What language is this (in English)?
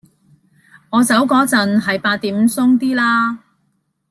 Cantonese